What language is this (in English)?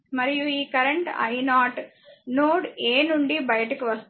Telugu